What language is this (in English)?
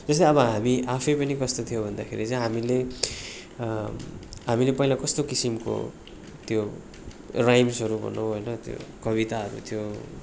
Nepali